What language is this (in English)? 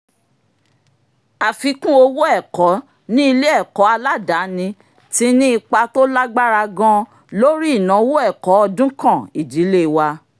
Yoruba